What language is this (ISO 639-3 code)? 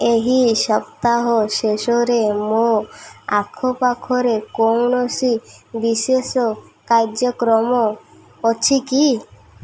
ori